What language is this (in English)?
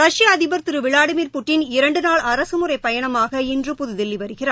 Tamil